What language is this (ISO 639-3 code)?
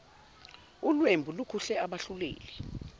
zul